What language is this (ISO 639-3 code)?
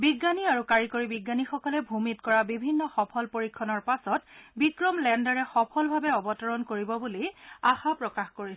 asm